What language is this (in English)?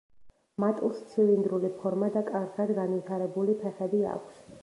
Georgian